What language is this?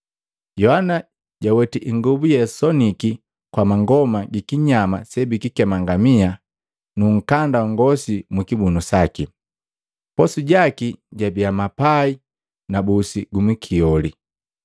Matengo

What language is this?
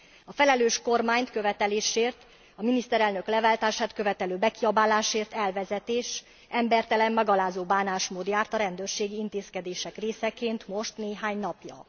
Hungarian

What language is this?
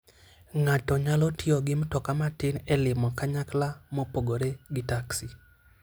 Luo (Kenya and Tanzania)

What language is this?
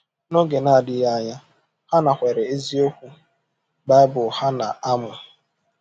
Igbo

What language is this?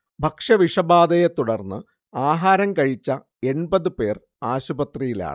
Malayalam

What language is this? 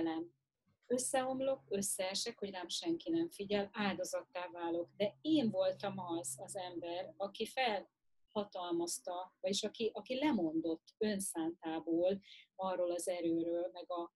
Hungarian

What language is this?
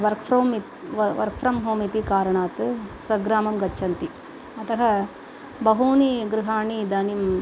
Sanskrit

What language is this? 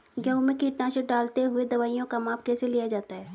Hindi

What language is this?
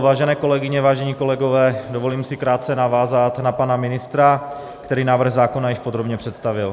Czech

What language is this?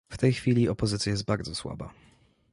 Polish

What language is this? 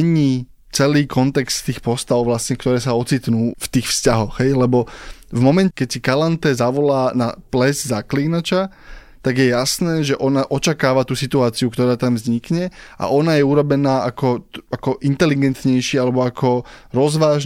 Slovak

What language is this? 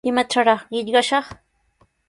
Sihuas Ancash Quechua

